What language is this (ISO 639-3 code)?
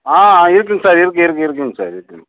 tam